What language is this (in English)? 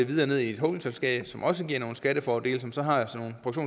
Danish